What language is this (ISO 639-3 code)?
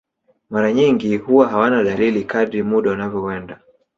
swa